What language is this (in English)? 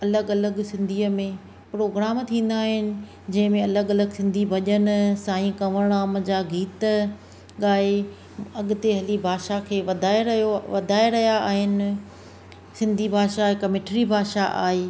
Sindhi